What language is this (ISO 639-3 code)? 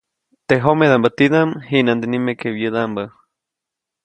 zoc